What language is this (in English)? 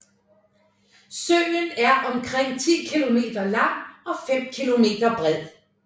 Danish